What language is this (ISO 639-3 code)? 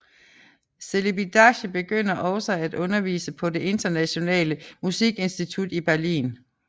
dan